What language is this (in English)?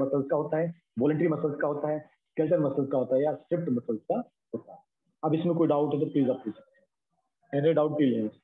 Hindi